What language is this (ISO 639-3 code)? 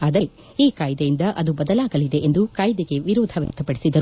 kan